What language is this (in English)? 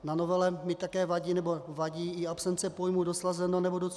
Czech